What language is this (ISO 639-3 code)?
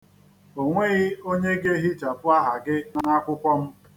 ibo